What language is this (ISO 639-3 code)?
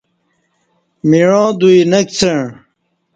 bsh